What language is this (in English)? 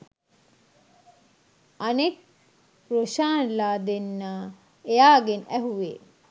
Sinhala